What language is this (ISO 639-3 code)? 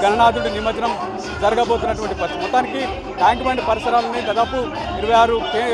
tel